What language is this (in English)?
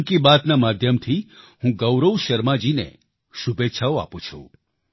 Gujarati